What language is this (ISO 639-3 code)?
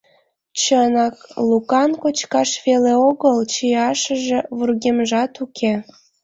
chm